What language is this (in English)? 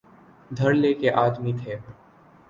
Urdu